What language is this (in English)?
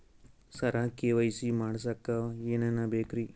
Kannada